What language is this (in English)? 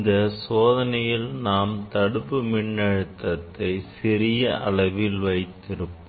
Tamil